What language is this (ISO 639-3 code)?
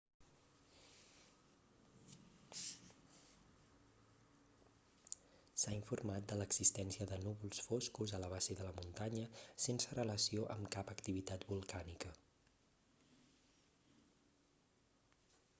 cat